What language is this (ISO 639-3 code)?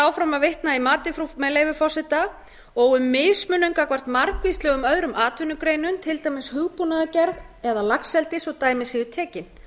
isl